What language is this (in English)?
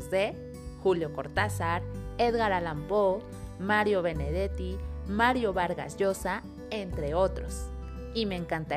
Spanish